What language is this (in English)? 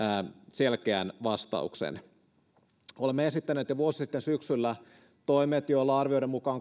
Finnish